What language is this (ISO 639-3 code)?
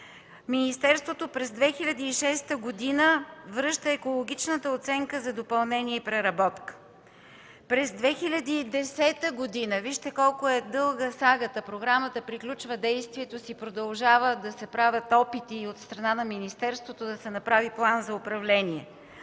bul